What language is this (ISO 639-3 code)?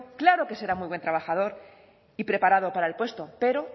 spa